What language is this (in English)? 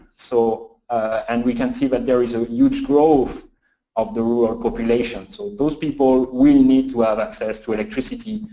English